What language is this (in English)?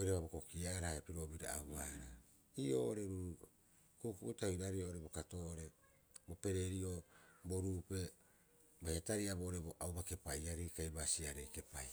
Rapoisi